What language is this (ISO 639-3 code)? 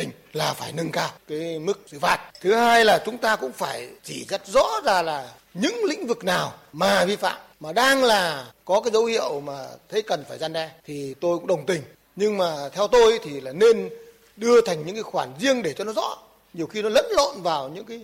vie